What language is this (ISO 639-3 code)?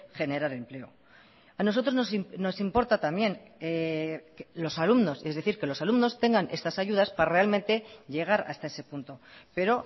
spa